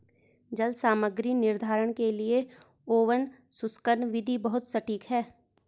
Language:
Hindi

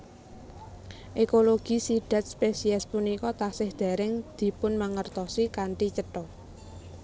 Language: Javanese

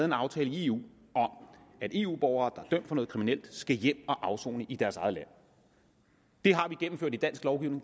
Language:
Danish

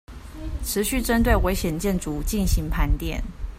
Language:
Chinese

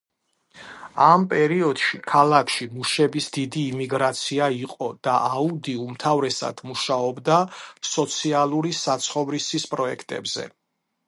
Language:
Georgian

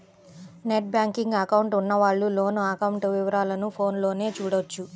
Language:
Telugu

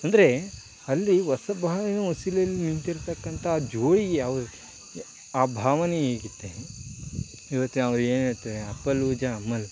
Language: Kannada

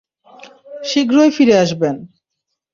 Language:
Bangla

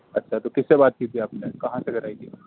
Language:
Urdu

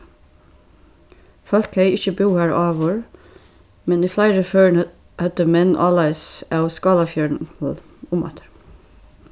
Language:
Faroese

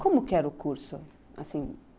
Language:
Portuguese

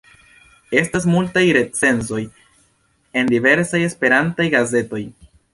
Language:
Esperanto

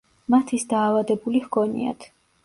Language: Georgian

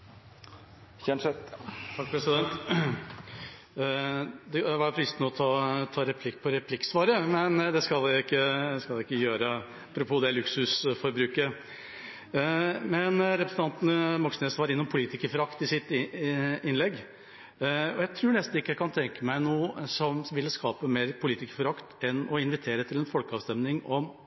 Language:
Norwegian Bokmål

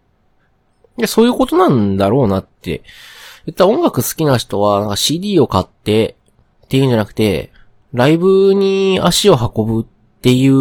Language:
Japanese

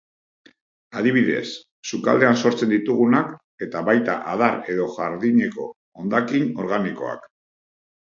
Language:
Basque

